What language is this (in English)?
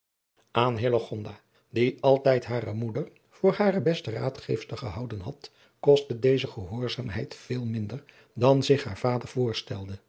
Dutch